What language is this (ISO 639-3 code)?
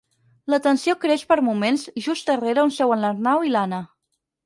cat